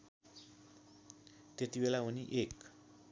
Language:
Nepali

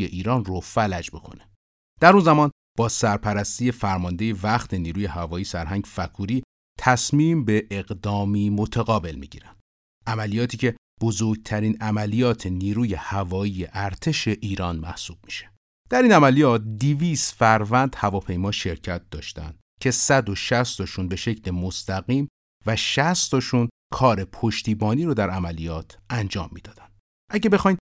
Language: Persian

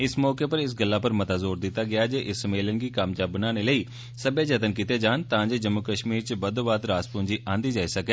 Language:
Dogri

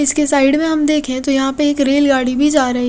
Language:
Hindi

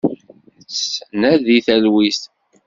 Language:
Kabyle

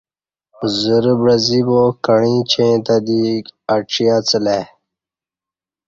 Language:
Kati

